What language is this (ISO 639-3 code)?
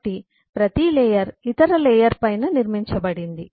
tel